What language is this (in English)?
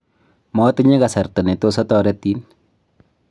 Kalenjin